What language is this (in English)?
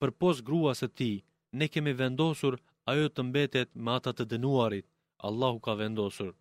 Greek